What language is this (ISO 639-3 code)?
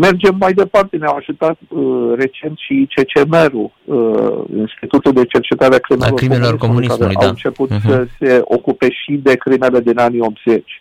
ron